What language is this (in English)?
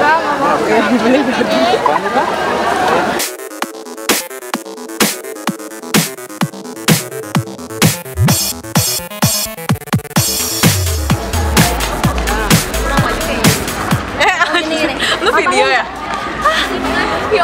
Indonesian